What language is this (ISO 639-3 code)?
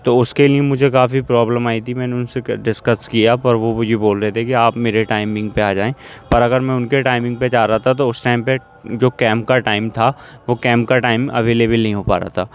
urd